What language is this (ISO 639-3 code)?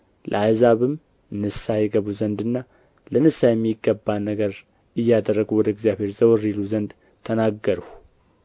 amh